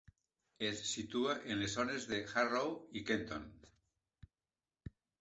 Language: Catalan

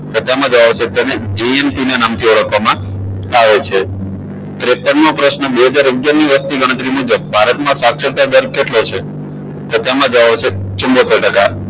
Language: Gujarati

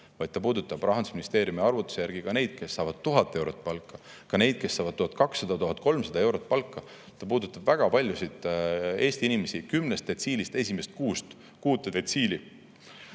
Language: Estonian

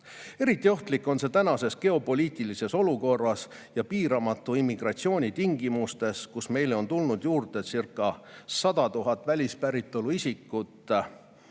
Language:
Estonian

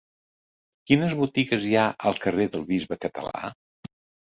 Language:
Catalan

